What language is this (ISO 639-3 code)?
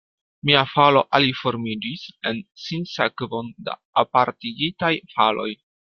epo